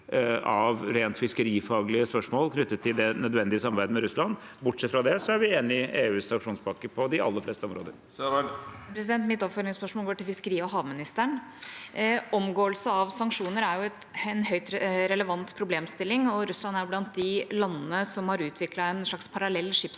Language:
Norwegian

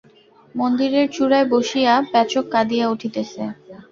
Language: Bangla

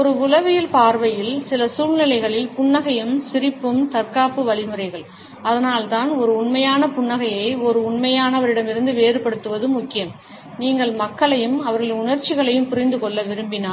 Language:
Tamil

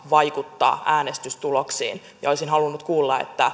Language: Finnish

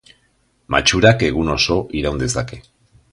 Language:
Basque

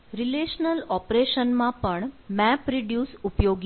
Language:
Gujarati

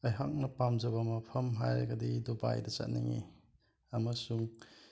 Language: Manipuri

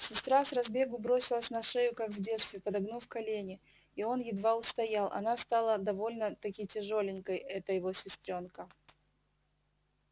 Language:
Russian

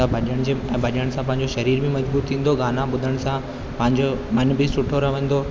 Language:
Sindhi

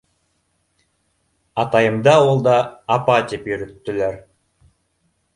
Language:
Bashkir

